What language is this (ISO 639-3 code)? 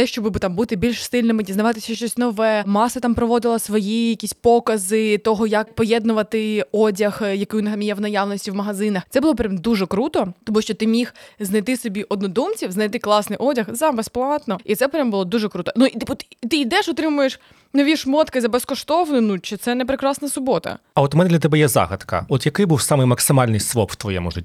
ukr